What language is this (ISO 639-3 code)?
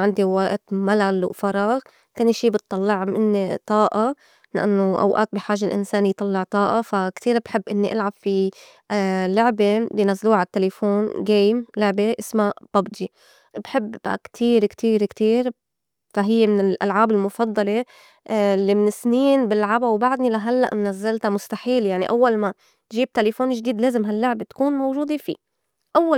apc